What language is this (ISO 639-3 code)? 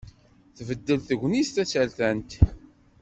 kab